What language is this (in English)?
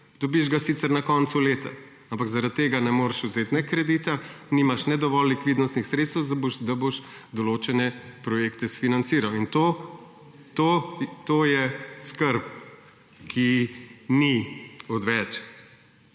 Slovenian